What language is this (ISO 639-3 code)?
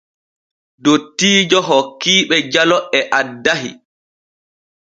fue